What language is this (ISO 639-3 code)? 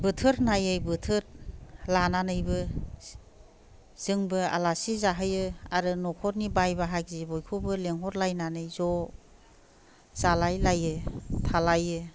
brx